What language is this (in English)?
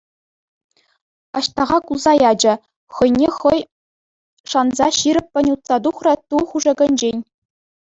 Chuvash